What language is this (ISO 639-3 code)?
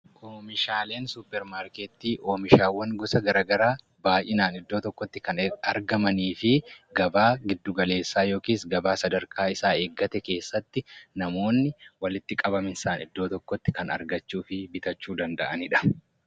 orm